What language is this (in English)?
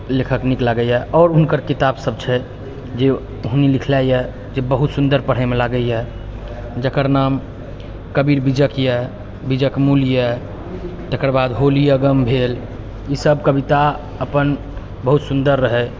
Maithili